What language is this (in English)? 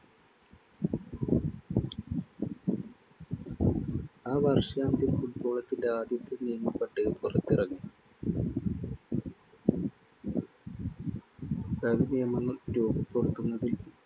Malayalam